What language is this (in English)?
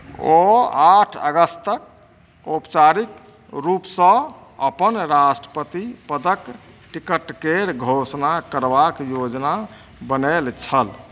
Maithili